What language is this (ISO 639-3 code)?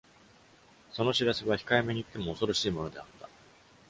jpn